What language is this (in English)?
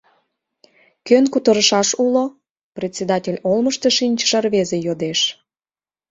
Mari